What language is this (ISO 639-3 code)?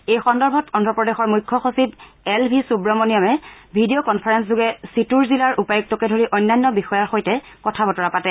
asm